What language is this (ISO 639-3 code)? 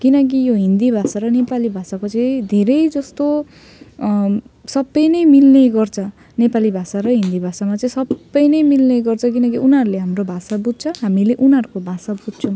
nep